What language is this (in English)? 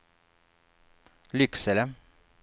Swedish